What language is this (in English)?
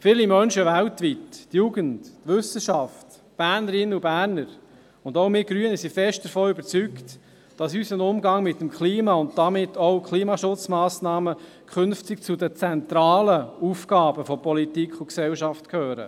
Swiss German